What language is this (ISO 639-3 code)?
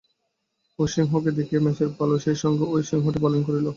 ben